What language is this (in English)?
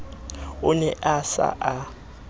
Southern Sotho